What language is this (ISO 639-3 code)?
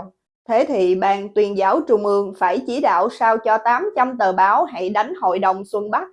vie